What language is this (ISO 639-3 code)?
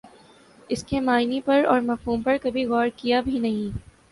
urd